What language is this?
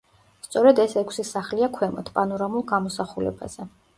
Georgian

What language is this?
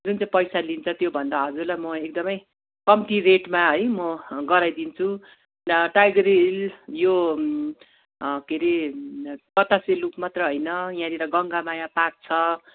Nepali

